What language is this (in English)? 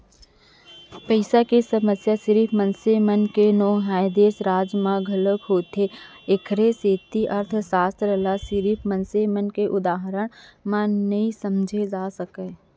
Chhattisgarhi